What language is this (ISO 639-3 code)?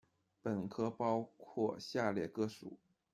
zho